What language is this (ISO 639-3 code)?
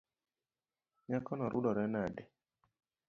luo